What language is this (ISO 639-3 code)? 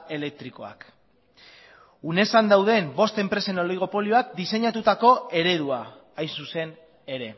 eus